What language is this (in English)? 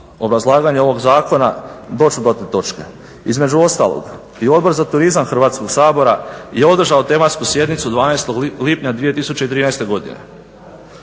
Croatian